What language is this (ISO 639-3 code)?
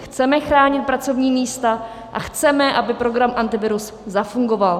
ces